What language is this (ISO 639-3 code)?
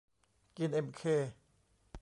tha